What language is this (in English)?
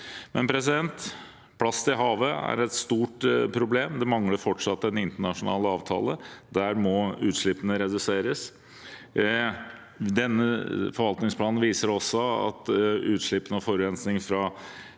Norwegian